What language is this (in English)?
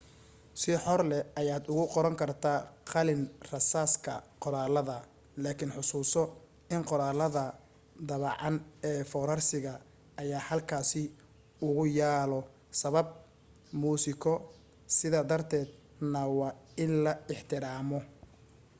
Somali